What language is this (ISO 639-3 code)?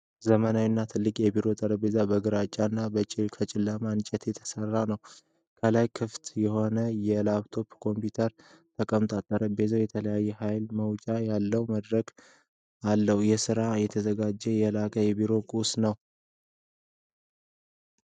amh